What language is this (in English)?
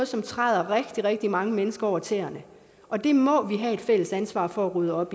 Danish